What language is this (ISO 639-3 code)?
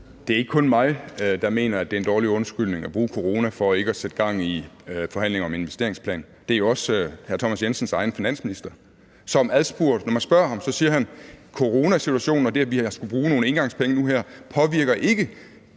dan